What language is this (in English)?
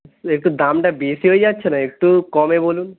Bangla